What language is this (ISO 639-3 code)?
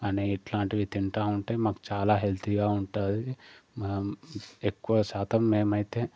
tel